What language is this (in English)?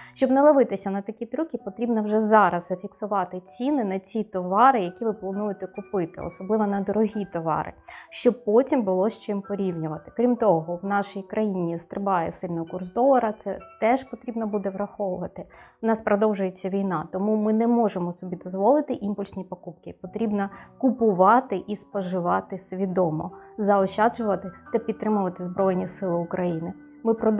Ukrainian